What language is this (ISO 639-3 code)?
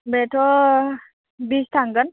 brx